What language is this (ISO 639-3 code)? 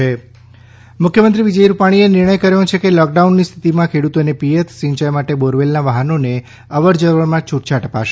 guj